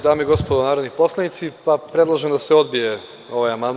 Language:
Serbian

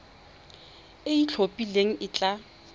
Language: Tswana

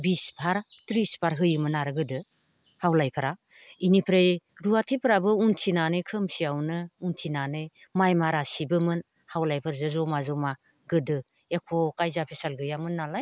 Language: Bodo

